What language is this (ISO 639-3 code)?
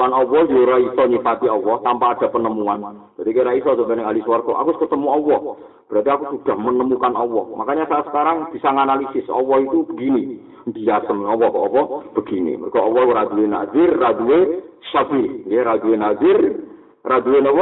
ind